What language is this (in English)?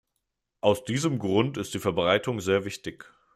German